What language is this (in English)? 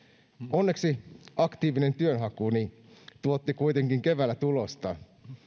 Finnish